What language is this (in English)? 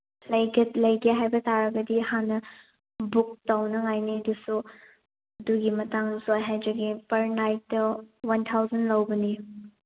Manipuri